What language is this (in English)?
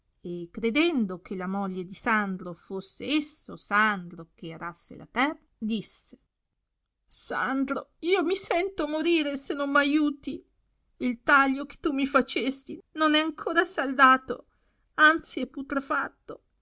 Italian